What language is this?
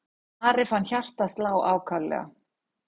Icelandic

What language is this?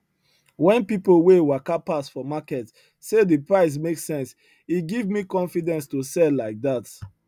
Nigerian Pidgin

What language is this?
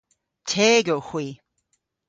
Cornish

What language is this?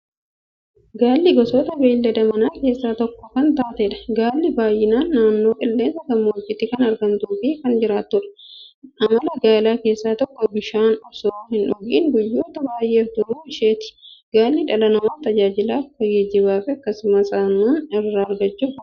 Oromo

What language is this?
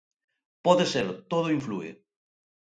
Galician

